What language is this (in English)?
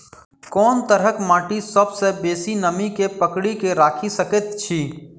Maithili